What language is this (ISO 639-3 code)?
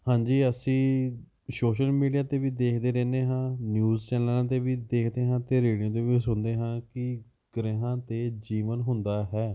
pan